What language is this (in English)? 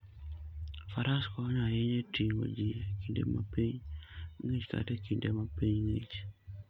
Luo (Kenya and Tanzania)